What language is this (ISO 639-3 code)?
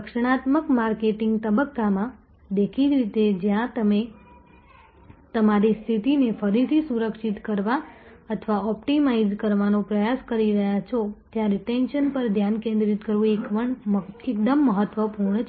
guj